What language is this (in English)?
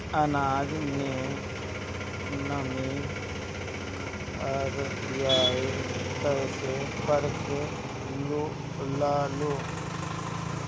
Bhojpuri